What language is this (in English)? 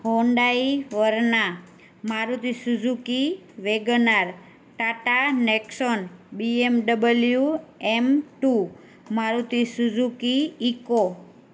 Gujarati